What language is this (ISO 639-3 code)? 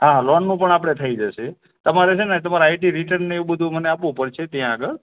guj